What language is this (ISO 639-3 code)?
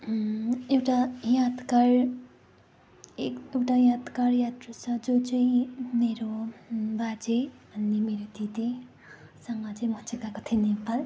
nep